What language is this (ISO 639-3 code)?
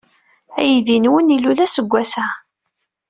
kab